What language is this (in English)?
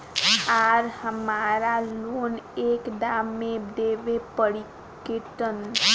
Bhojpuri